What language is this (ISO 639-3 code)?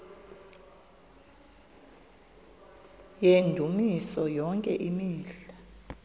xho